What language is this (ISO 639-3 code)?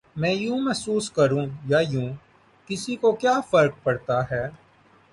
urd